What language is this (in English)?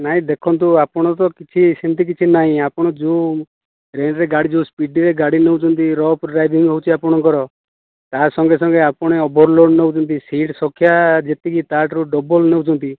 Odia